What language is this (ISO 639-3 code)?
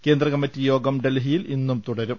mal